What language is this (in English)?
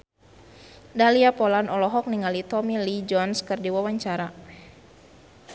Sundanese